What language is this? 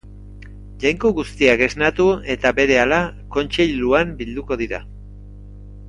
Basque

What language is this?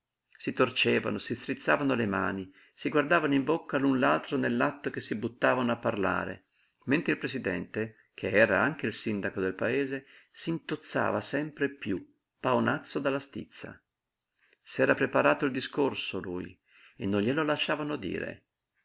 Italian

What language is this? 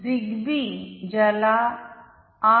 Marathi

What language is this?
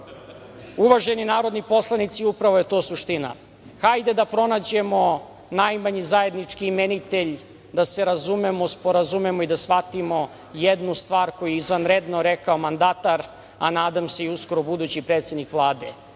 Serbian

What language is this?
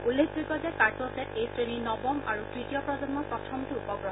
Assamese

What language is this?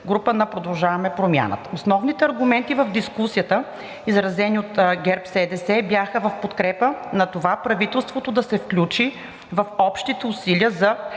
Bulgarian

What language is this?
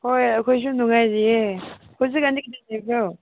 Manipuri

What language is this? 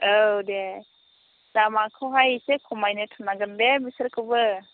Bodo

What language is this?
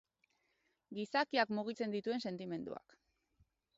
Basque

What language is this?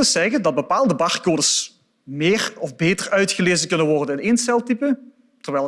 Dutch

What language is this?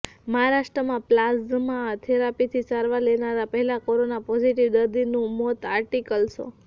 Gujarati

